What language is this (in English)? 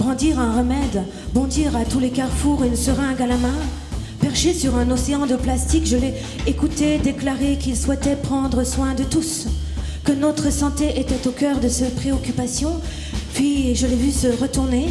French